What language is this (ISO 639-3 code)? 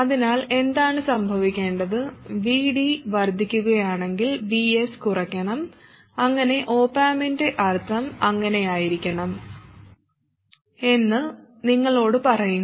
mal